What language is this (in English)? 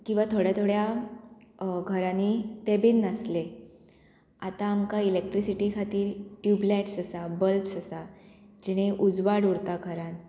Konkani